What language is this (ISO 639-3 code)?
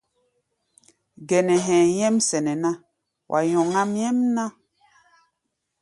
gba